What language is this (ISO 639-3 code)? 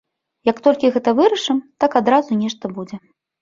bel